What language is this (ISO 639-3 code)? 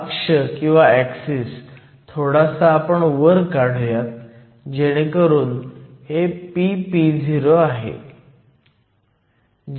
mar